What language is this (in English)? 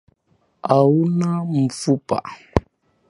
Swahili